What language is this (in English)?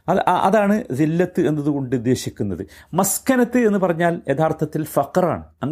Malayalam